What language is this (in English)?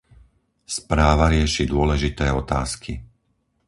Slovak